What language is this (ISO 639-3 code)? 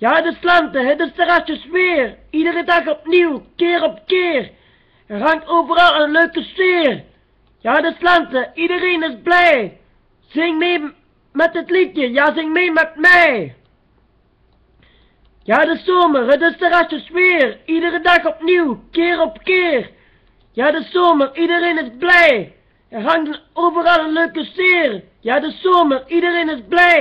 nld